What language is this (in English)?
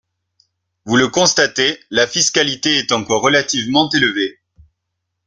French